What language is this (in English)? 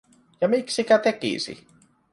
Finnish